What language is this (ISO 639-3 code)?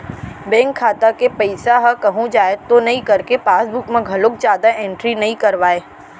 hne